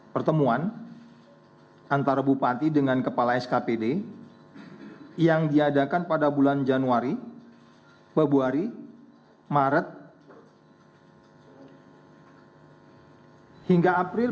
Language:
Indonesian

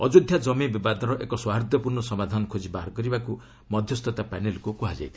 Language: Odia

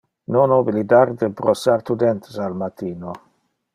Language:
Interlingua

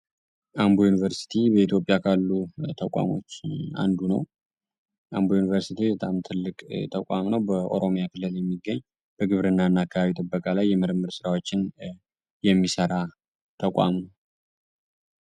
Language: Amharic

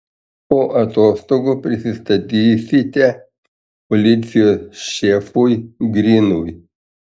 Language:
Lithuanian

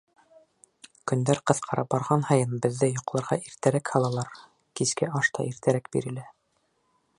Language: Bashkir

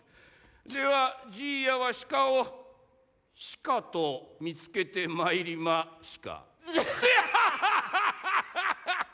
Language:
Japanese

